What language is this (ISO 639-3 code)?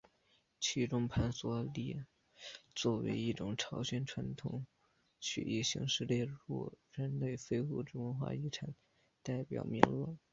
zho